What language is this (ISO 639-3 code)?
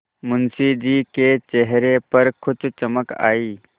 hin